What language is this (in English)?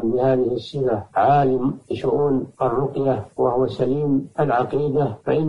Arabic